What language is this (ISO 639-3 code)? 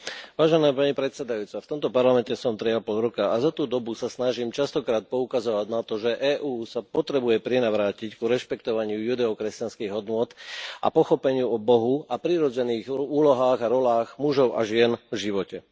slk